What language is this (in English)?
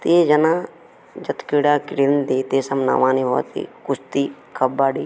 Sanskrit